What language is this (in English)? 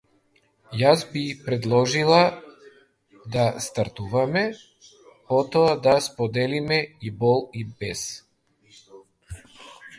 Macedonian